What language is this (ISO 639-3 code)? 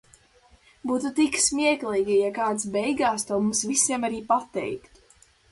lav